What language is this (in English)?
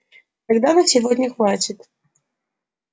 Russian